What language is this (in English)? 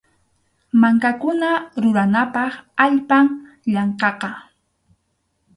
Arequipa-La Unión Quechua